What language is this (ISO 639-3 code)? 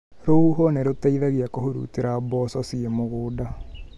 kik